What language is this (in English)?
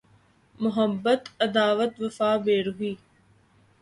Urdu